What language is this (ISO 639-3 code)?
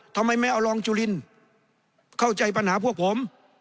tha